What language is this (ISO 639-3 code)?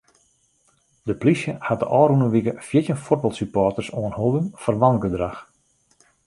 fry